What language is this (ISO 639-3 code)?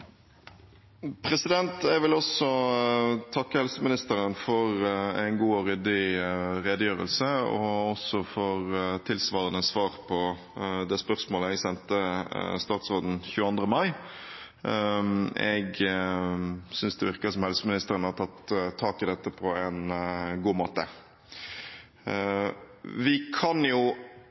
nob